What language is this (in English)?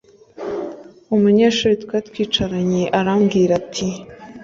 Kinyarwanda